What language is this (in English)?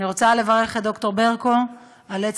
Hebrew